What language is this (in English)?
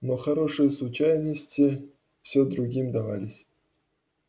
Russian